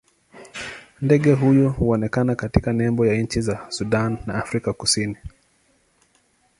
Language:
Swahili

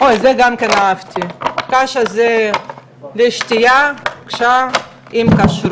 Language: Hebrew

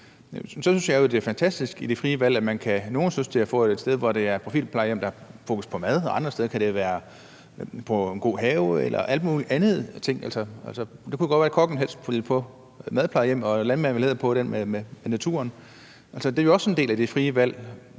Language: Danish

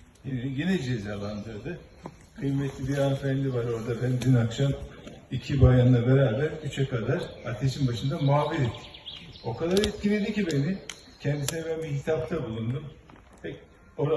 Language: Turkish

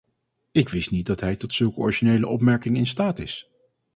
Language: Dutch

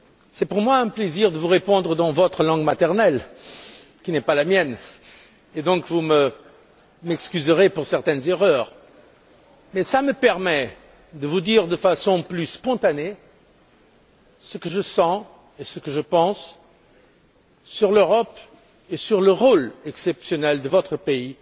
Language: French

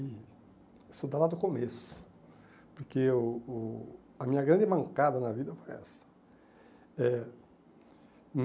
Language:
Portuguese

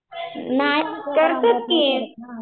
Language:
Marathi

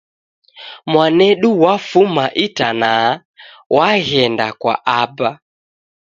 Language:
Taita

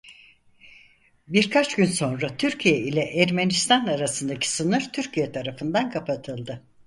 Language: Turkish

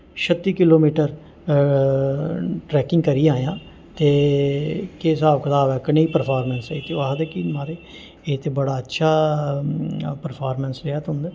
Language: Dogri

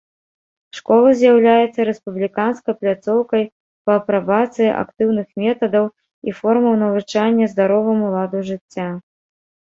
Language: Belarusian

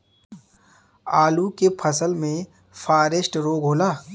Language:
Bhojpuri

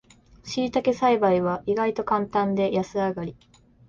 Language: Japanese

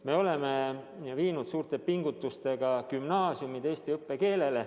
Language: Estonian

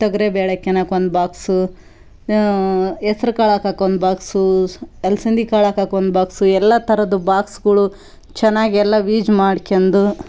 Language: Kannada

